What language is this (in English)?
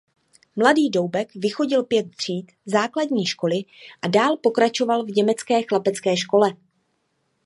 Czech